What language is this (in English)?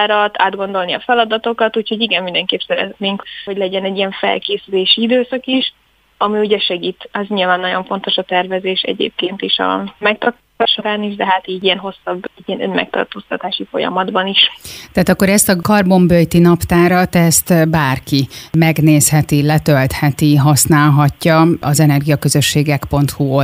Hungarian